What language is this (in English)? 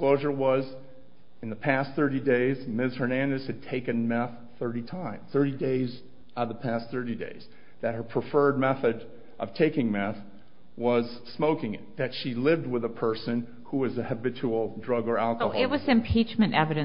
English